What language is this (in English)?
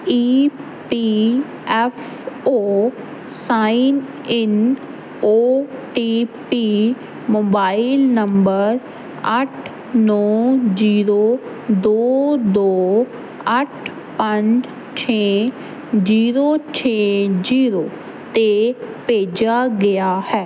Punjabi